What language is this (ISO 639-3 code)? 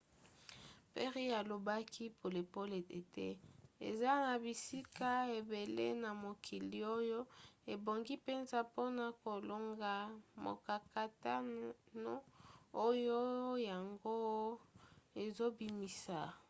lin